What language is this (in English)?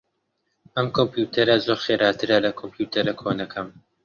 Central Kurdish